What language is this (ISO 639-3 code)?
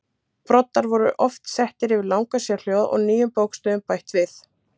isl